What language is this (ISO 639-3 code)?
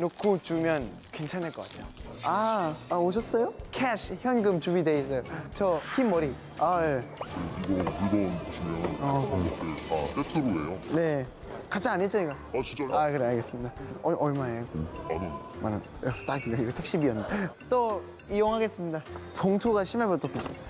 kor